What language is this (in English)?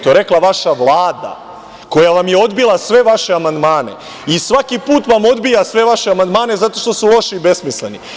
Serbian